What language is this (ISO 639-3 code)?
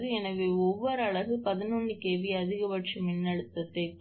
tam